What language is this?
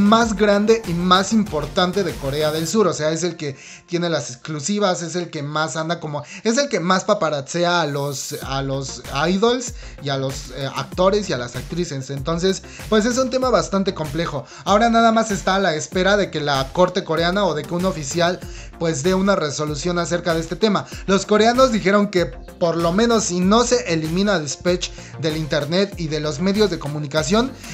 Spanish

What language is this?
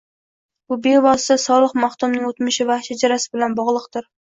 Uzbek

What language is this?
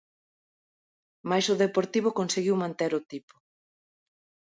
Galician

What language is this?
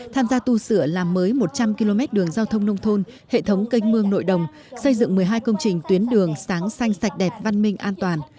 Vietnamese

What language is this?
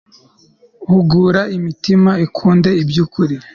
Kinyarwanda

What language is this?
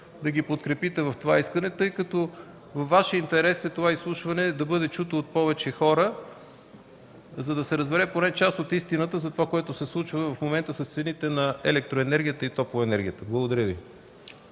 Bulgarian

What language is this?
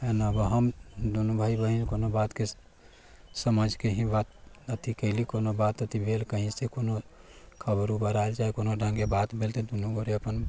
Maithili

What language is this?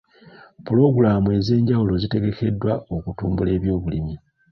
Ganda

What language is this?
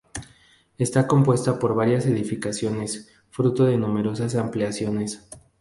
Spanish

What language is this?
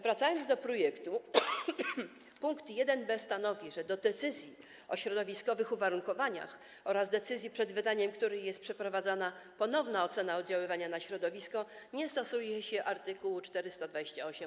Polish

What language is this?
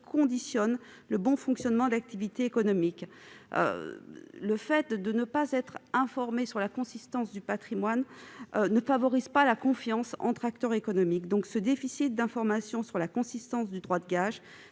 French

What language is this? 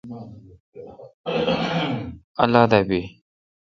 Kalkoti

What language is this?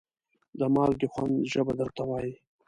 Pashto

